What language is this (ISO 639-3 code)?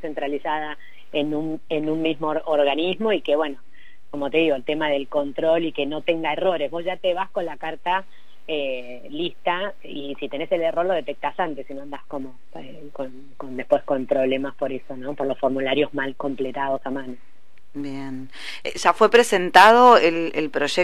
spa